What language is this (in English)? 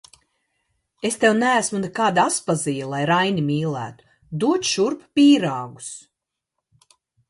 Latvian